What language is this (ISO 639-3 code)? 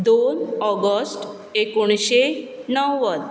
kok